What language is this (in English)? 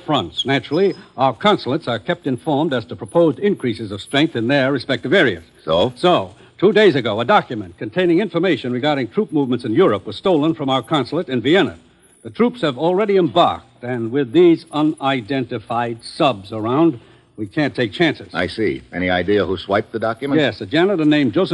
English